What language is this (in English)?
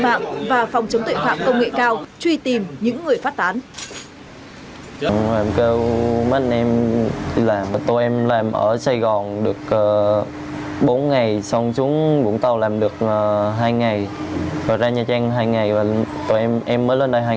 Vietnamese